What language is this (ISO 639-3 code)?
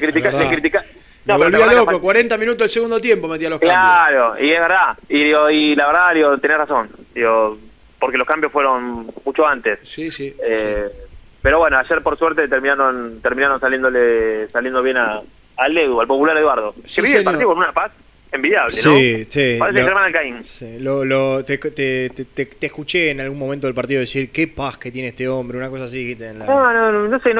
spa